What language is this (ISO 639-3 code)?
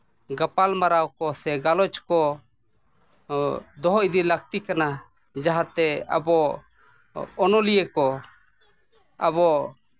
sat